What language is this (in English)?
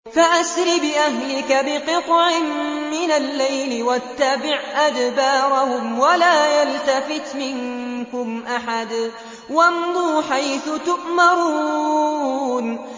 Arabic